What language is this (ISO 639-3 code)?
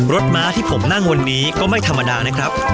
tha